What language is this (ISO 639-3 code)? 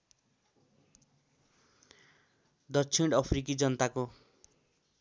nep